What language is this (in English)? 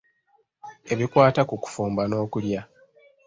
Ganda